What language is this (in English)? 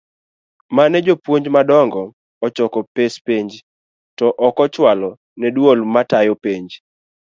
Luo (Kenya and Tanzania)